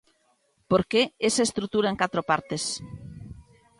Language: Galician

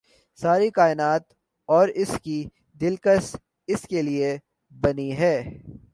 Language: Urdu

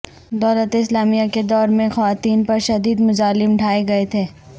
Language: Urdu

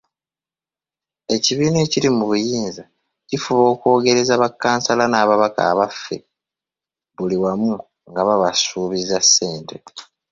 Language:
Ganda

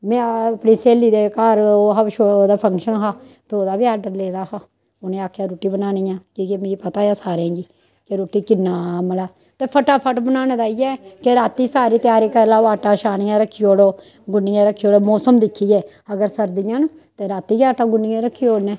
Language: Dogri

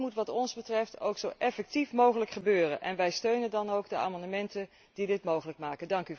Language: Dutch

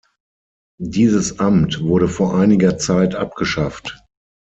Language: German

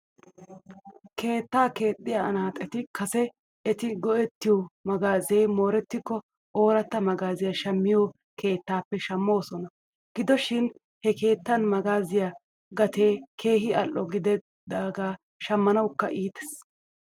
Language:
Wolaytta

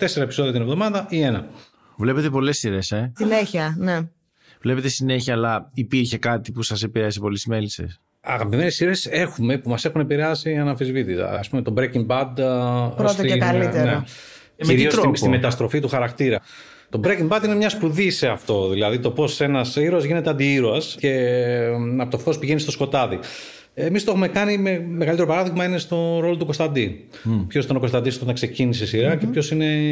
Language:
Greek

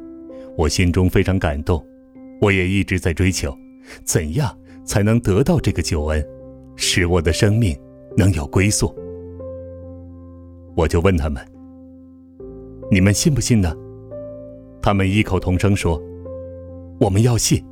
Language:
Chinese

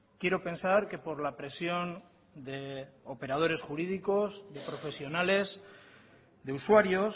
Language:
Spanish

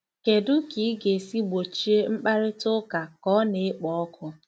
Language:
Igbo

